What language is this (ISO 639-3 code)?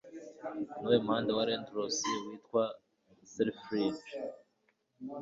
kin